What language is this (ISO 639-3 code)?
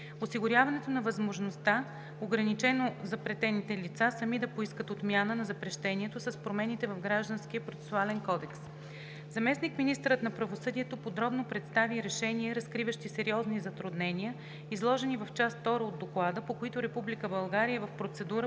bul